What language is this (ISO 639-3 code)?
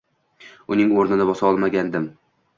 uzb